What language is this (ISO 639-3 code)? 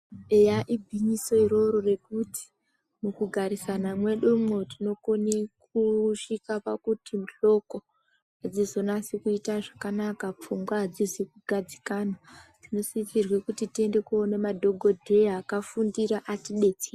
ndc